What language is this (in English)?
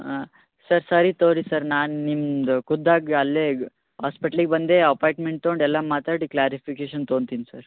Kannada